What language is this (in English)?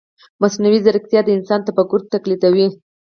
Pashto